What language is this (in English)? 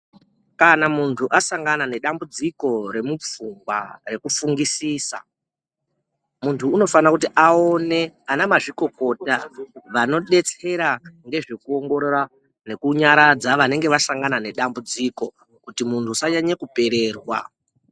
Ndau